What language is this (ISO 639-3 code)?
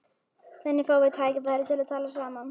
isl